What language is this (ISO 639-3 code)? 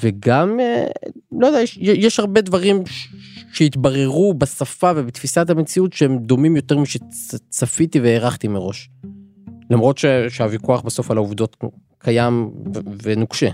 heb